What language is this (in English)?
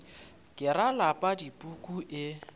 Northern Sotho